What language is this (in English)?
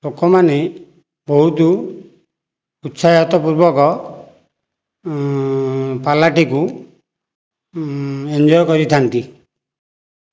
Odia